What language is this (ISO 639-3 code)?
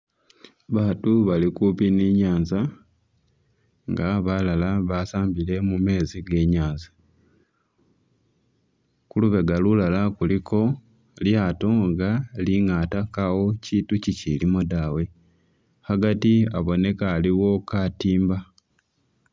myx